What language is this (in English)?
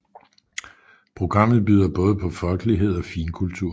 Danish